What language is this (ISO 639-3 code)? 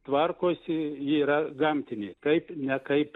lit